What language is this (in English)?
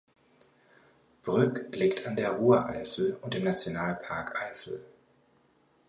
German